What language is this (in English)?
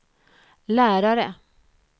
Swedish